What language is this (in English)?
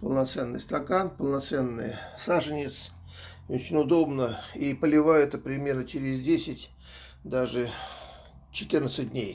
Russian